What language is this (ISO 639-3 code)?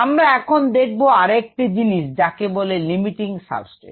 ben